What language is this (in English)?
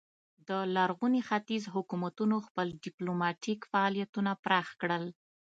Pashto